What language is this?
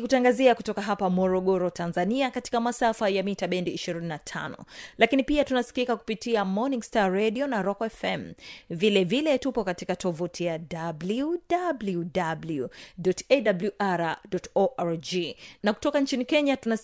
Swahili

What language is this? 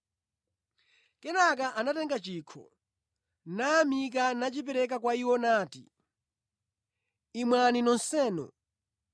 Nyanja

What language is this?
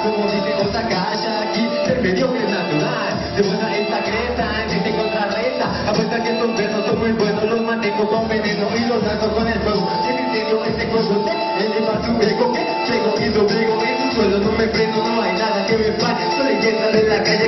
Spanish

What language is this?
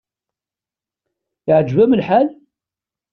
Kabyle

